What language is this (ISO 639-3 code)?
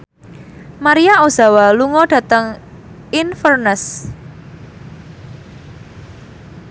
jav